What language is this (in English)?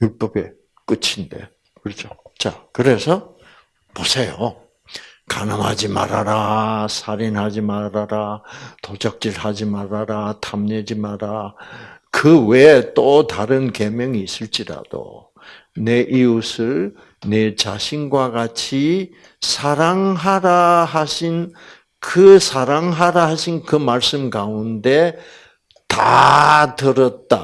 Korean